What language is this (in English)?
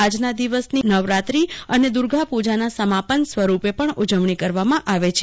Gujarati